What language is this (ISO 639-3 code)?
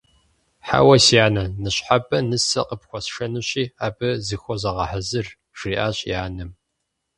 kbd